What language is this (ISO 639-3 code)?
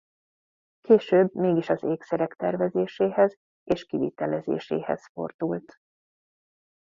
hun